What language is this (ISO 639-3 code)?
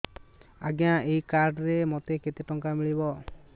ori